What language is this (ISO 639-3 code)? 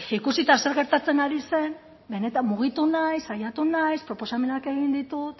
eus